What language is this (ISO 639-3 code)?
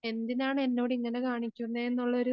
mal